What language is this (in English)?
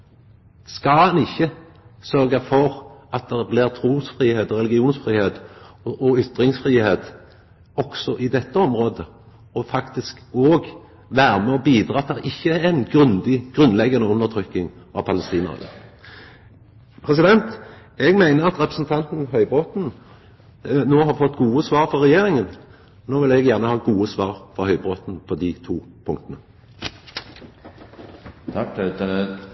Norwegian Nynorsk